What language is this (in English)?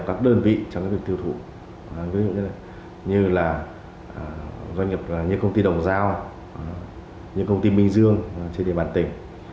Vietnamese